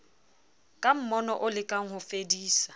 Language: Southern Sotho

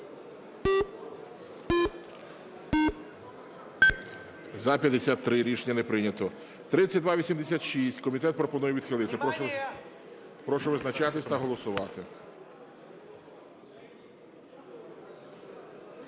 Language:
Ukrainian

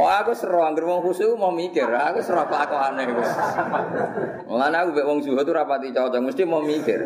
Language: Indonesian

